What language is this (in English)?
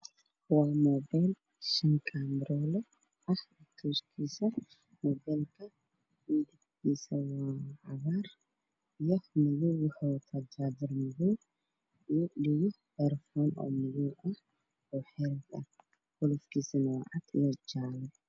Somali